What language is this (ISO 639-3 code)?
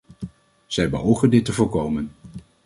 nld